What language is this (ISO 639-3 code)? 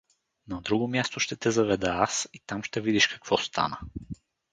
bul